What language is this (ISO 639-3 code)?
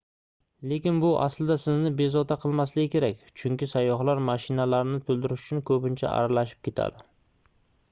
uzb